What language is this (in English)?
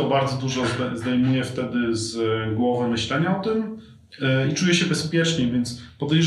Polish